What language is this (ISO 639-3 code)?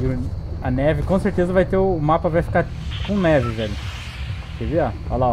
por